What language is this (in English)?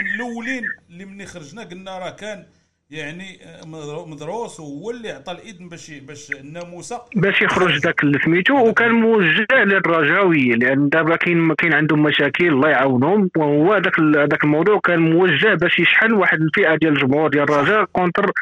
Arabic